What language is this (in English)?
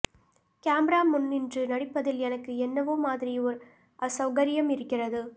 Tamil